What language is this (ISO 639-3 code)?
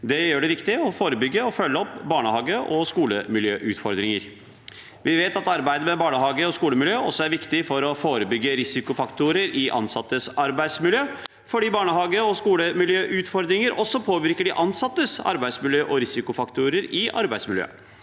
nor